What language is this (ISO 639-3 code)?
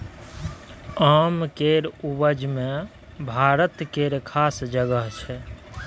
mai